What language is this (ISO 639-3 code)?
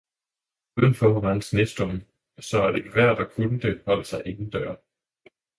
dan